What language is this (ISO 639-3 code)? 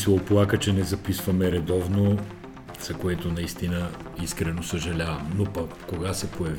bul